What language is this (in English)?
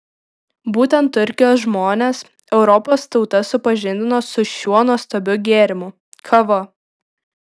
Lithuanian